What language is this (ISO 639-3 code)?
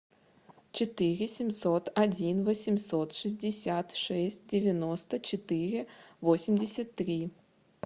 rus